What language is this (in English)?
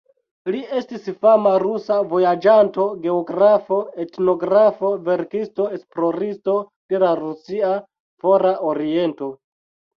Esperanto